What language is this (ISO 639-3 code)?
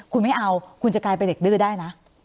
tha